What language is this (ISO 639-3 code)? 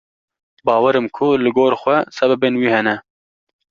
kur